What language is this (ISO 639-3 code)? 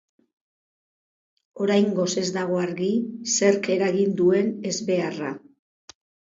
eus